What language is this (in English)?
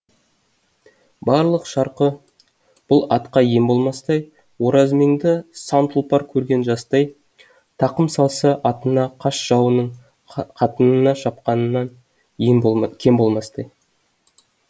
Kazakh